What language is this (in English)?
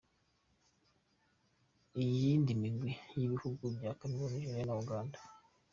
Kinyarwanda